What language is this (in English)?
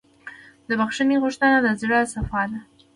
Pashto